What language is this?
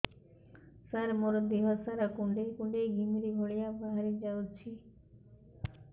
Odia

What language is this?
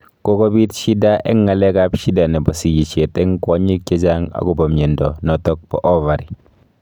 Kalenjin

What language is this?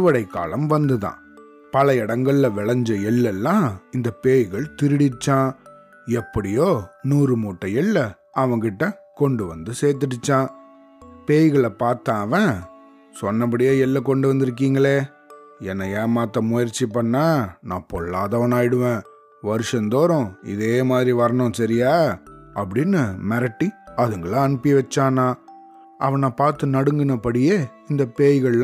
Tamil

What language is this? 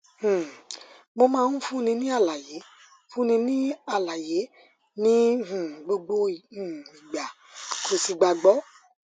Yoruba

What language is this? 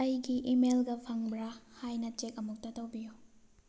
Manipuri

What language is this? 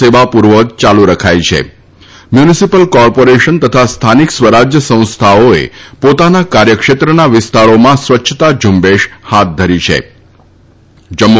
Gujarati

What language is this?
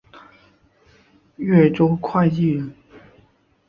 Chinese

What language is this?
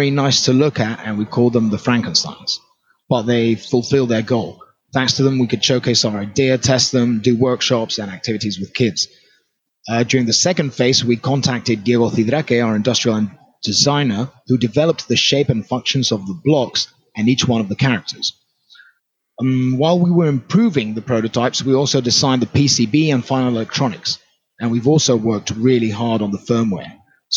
English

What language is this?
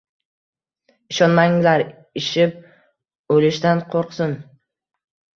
Uzbek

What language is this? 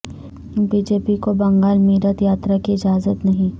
Urdu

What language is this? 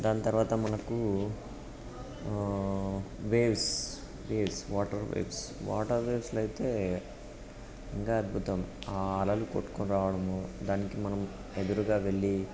Telugu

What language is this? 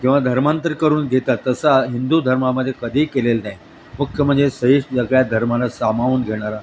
Marathi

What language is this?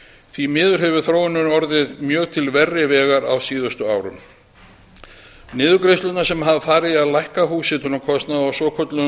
Icelandic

